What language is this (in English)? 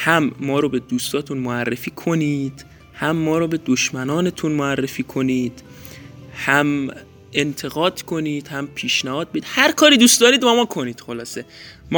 Persian